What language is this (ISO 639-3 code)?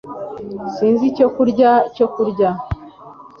kin